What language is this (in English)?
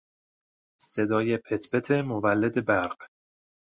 Persian